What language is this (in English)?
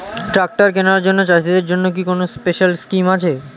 Bangla